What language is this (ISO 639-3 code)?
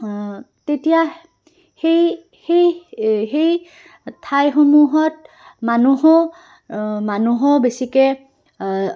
asm